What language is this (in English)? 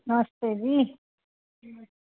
Dogri